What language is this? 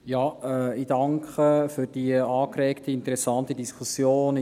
Swiss German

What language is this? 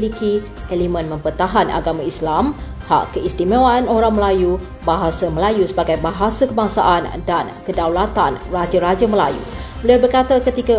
Malay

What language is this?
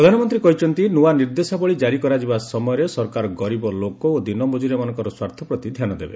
Odia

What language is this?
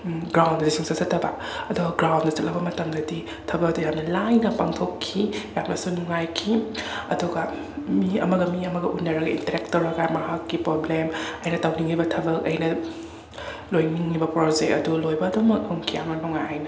Manipuri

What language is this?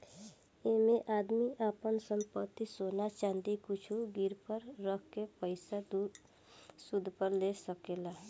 Bhojpuri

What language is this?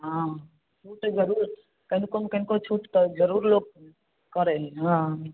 Maithili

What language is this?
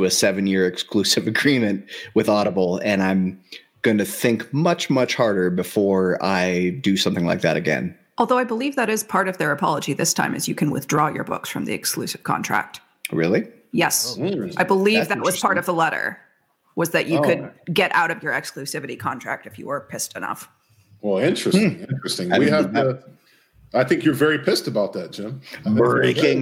English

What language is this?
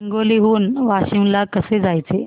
Marathi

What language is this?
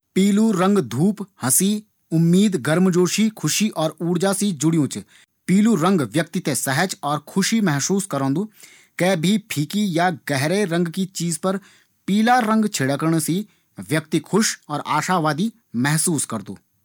Garhwali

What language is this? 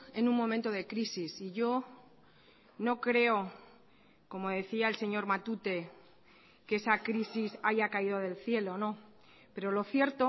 Spanish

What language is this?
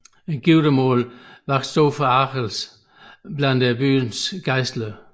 Danish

